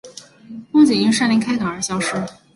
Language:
Chinese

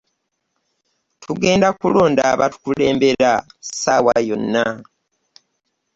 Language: Ganda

